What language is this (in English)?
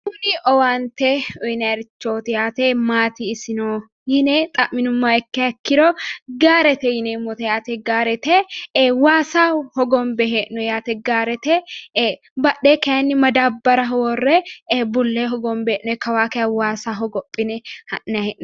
Sidamo